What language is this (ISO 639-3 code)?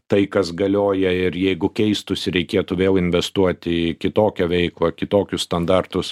lit